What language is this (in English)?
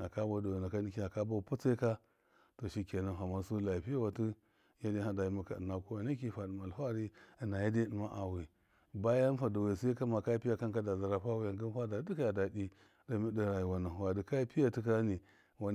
Miya